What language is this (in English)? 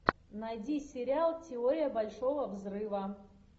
Russian